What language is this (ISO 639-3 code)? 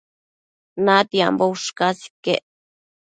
mcf